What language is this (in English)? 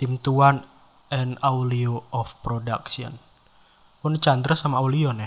Indonesian